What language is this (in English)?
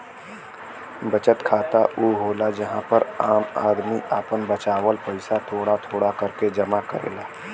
Bhojpuri